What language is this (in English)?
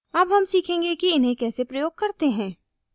Hindi